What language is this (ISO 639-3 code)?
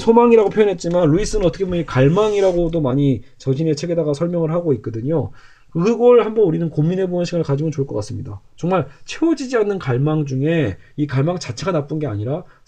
kor